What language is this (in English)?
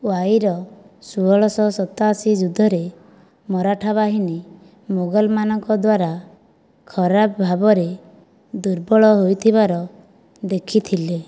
Odia